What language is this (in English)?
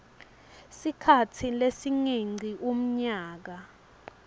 Swati